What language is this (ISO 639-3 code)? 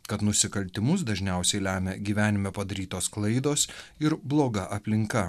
lit